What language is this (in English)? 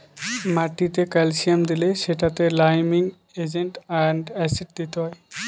Bangla